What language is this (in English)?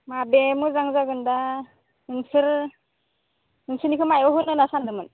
Bodo